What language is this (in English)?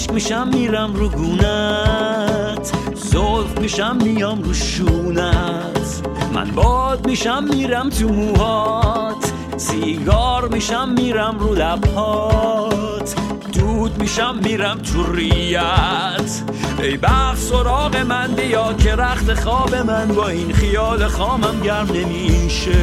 Persian